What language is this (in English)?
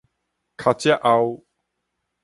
Min Nan Chinese